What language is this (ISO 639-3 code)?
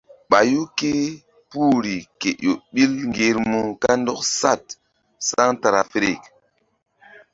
mdd